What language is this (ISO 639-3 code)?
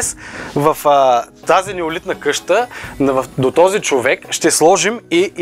bul